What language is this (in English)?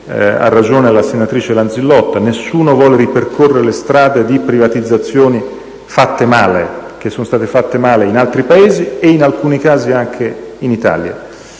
Italian